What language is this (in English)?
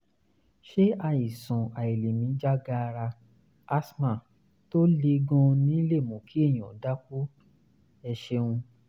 Yoruba